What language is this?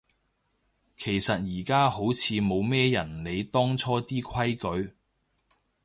Cantonese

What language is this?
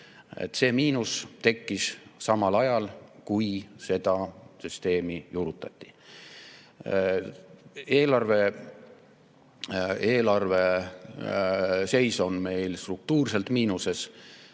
Estonian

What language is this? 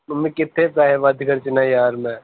Punjabi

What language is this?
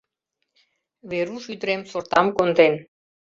Mari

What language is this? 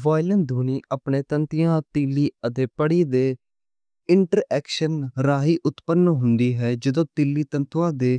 Western Panjabi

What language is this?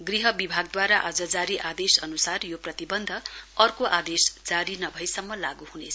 Nepali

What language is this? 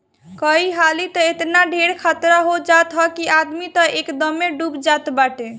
Bhojpuri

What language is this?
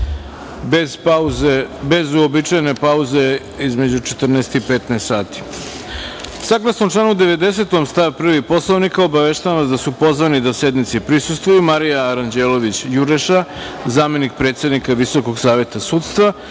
Serbian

